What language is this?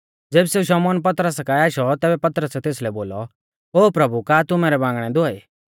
Mahasu Pahari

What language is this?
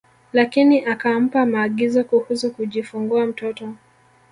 Swahili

